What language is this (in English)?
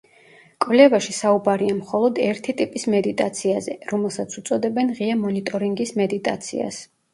Georgian